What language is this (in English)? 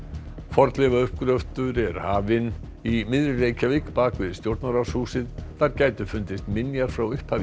Icelandic